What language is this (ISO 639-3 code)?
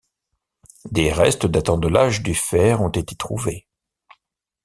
fra